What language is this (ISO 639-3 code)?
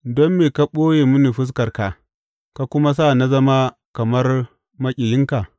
hau